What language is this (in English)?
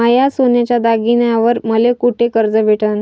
Marathi